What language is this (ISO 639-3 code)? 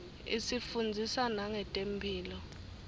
ssw